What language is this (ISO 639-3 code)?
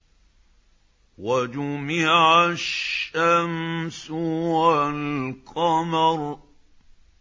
ara